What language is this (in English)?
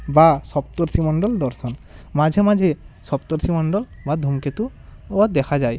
Bangla